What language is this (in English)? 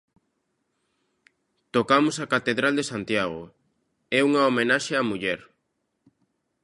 Galician